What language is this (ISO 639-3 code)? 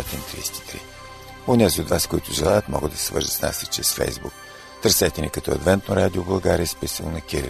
bul